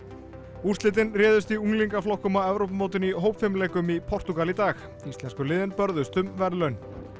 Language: Icelandic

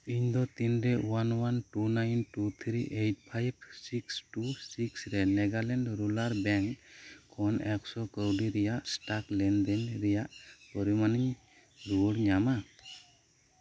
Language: Santali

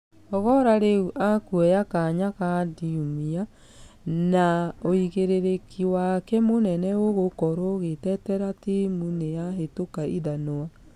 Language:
Kikuyu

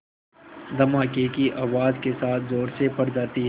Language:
Hindi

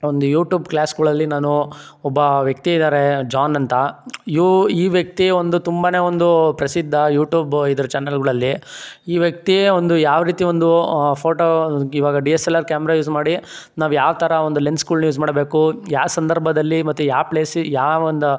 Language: Kannada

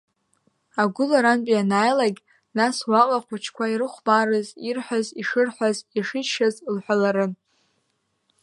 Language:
Abkhazian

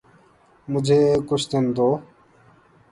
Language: Urdu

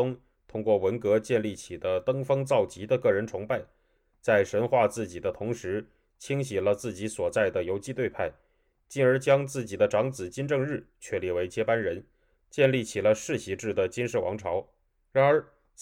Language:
Chinese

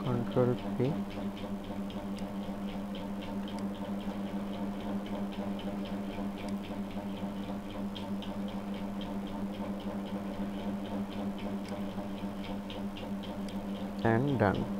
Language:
English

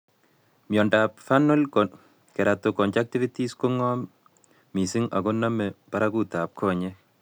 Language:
Kalenjin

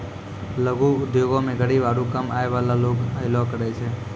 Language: Maithili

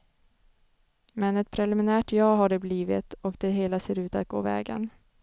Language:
Swedish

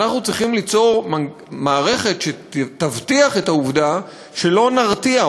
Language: Hebrew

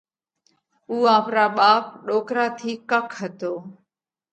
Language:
Parkari Koli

